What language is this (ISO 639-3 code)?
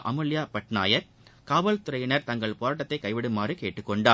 tam